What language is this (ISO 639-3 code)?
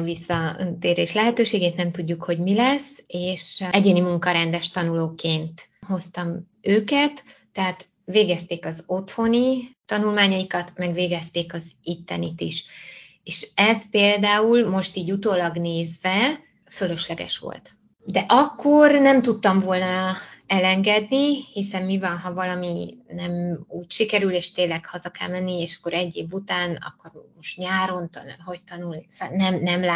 hun